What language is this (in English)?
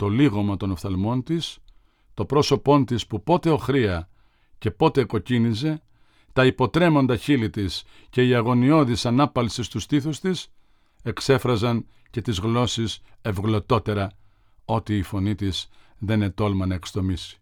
Greek